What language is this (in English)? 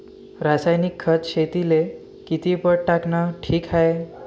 Marathi